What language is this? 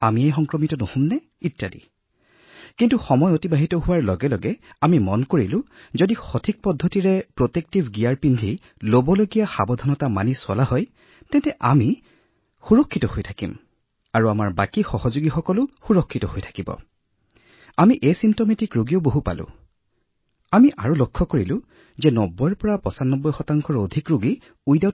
Assamese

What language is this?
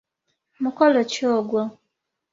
Ganda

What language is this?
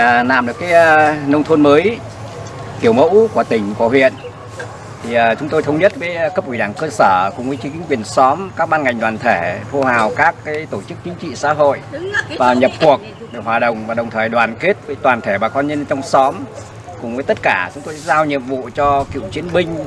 Vietnamese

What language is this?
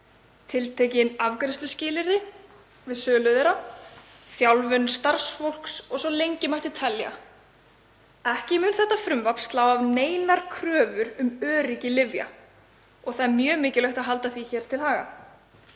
Icelandic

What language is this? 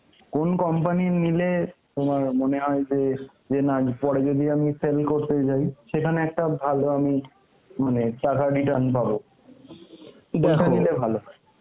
Bangla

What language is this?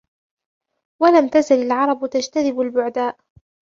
Arabic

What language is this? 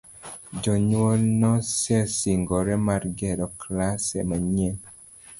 Luo (Kenya and Tanzania)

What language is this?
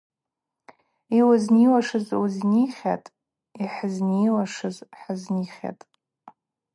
Abaza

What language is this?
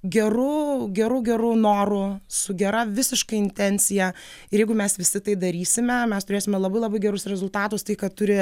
Lithuanian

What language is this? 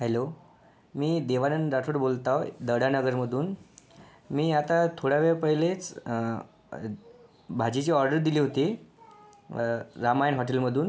Marathi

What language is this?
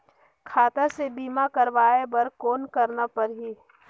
Chhattisgarhi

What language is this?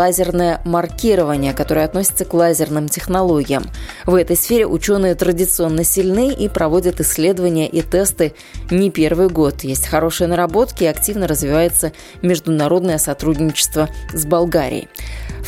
Russian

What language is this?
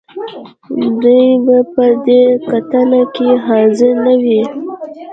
Pashto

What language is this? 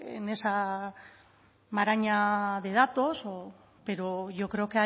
Spanish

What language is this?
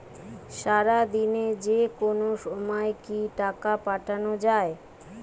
Bangla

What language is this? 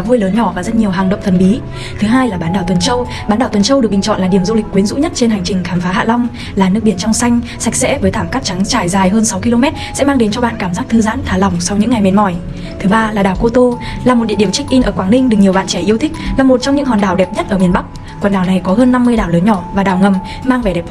Vietnamese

